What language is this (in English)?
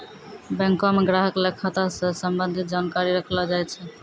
Maithili